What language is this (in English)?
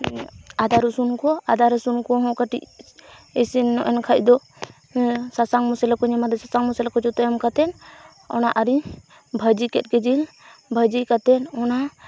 Santali